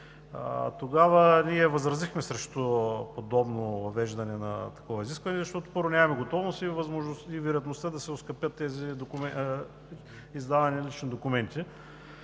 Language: Bulgarian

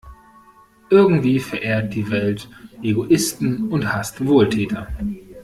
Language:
German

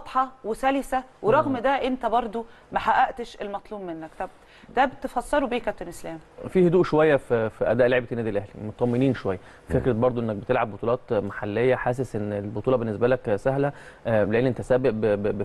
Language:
Arabic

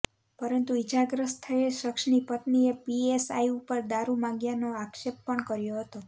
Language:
Gujarati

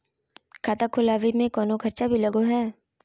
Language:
Magahi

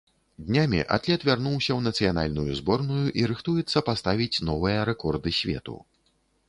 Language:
Belarusian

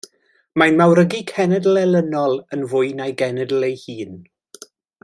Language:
Welsh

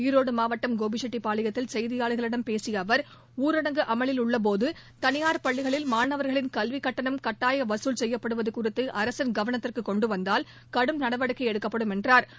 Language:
Tamil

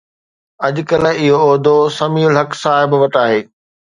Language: Sindhi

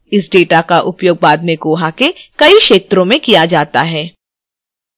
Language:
Hindi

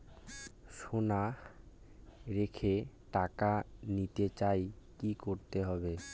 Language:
Bangla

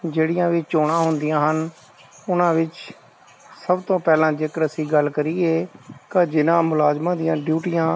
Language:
Punjabi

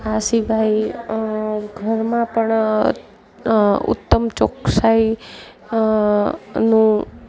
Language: Gujarati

